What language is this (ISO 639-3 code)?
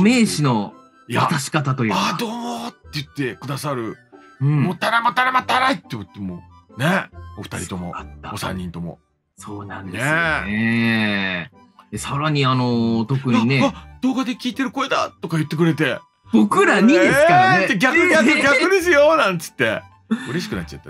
jpn